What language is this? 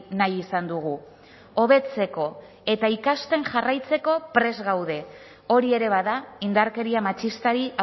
Basque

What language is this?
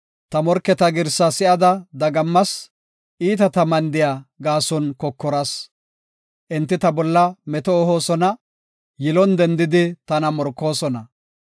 Gofa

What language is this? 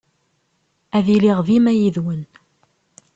Kabyle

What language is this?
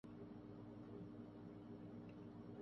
Urdu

